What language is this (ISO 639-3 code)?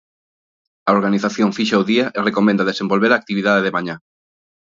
glg